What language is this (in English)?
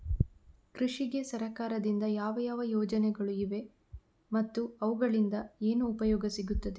Kannada